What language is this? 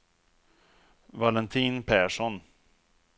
Swedish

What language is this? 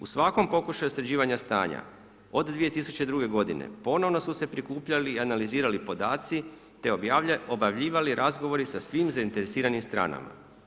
Croatian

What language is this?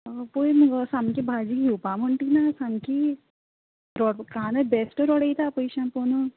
Konkani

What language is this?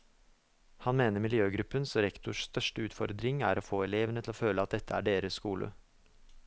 Norwegian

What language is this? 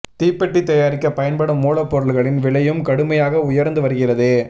Tamil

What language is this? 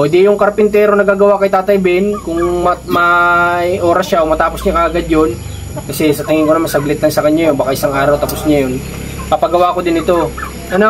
Filipino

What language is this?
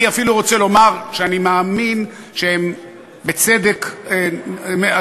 Hebrew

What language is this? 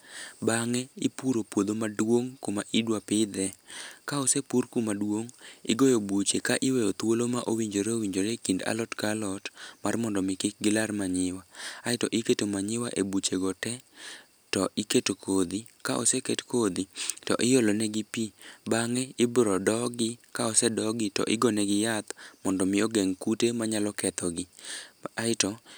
Luo (Kenya and Tanzania)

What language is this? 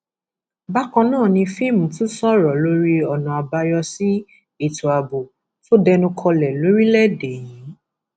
Yoruba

